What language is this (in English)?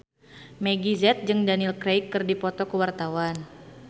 Sundanese